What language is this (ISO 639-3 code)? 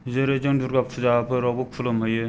brx